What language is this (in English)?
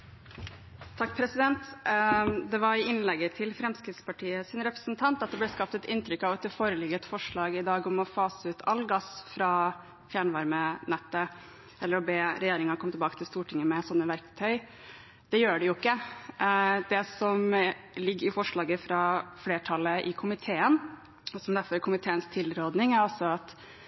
Norwegian Bokmål